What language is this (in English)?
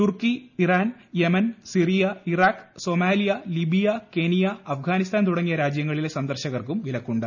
Malayalam